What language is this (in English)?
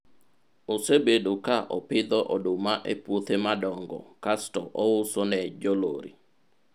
Luo (Kenya and Tanzania)